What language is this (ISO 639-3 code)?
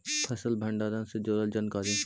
mag